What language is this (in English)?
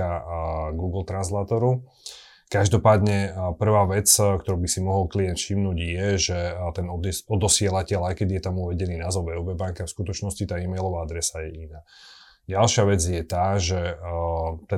Slovak